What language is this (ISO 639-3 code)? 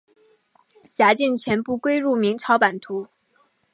zho